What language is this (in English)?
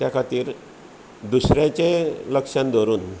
Konkani